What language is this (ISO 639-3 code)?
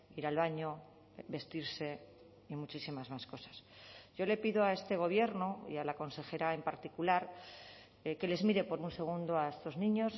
spa